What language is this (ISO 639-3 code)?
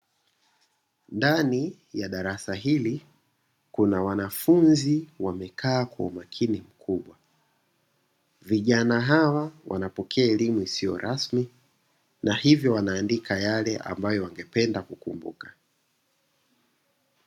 swa